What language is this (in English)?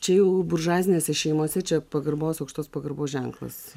Lithuanian